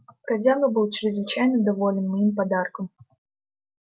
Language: Russian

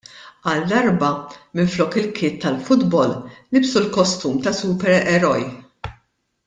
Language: Maltese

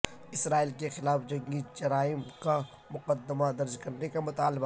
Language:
Urdu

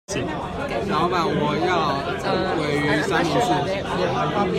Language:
Chinese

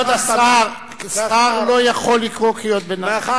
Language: Hebrew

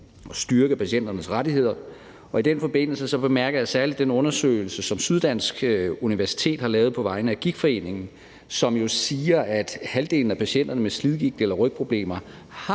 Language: Danish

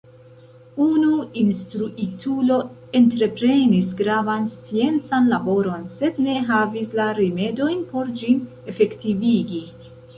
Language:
Esperanto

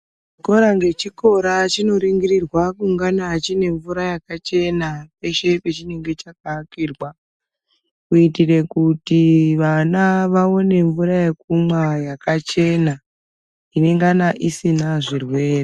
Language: Ndau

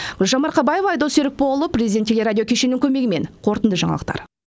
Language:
Kazakh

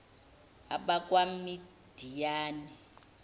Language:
Zulu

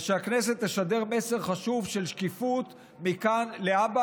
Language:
Hebrew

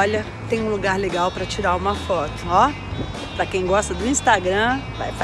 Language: Portuguese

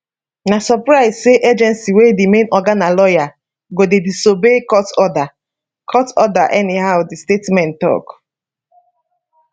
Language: Nigerian Pidgin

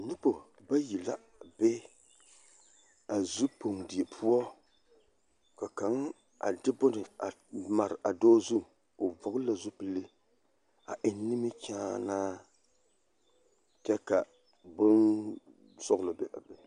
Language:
Southern Dagaare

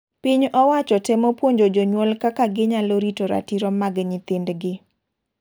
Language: Luo (Kenya and Tanzania)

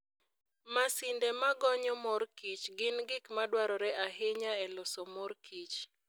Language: Luo (Kenya and Tanzania)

